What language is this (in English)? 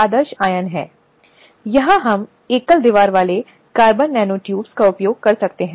Hindi